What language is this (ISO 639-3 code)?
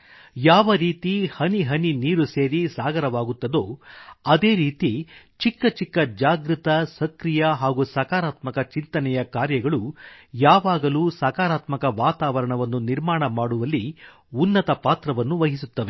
kan